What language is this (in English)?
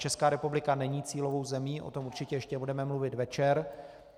Czech